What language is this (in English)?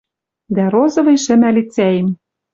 Western Mari